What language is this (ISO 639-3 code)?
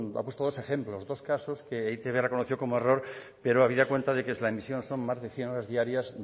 spa